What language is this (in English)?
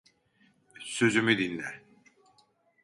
Turkish